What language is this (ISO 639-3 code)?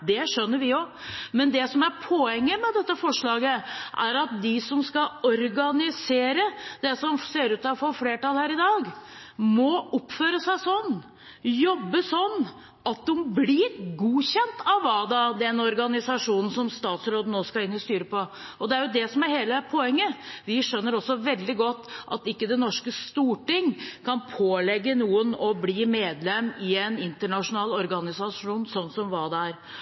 nob